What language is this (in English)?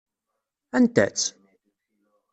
Kabyle